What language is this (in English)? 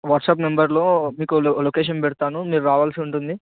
Telugu